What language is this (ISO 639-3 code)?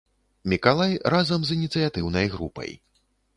bel